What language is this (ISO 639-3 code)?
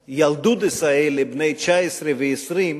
heb